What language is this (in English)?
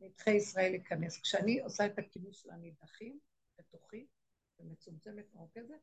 Hebrew